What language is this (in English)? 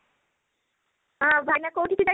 Odia